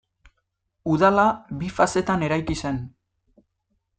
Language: Basque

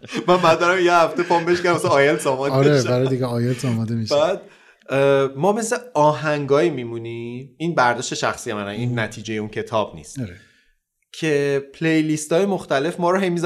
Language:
Persian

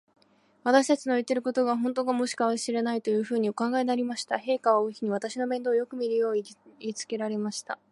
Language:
Japanese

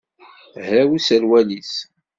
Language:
Kabyle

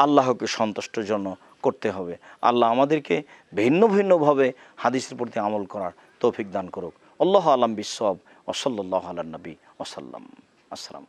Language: Bangla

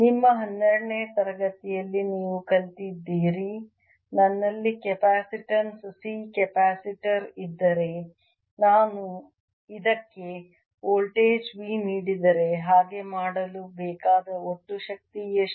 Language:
Kannada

